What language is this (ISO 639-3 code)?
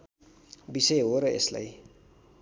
nep